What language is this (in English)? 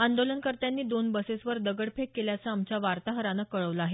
Marathi